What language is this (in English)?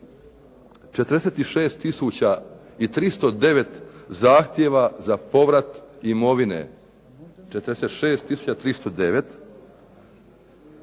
Croatian